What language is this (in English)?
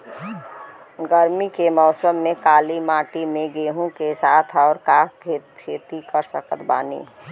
Bhojpuri